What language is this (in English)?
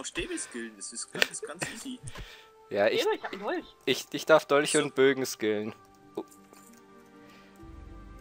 German